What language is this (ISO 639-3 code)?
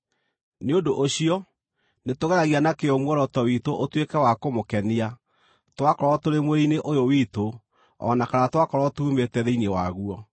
kik